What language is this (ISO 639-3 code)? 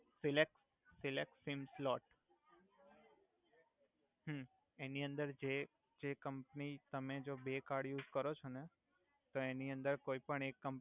guj